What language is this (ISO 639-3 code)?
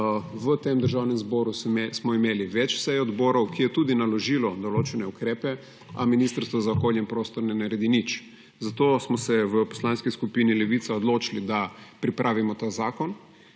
slv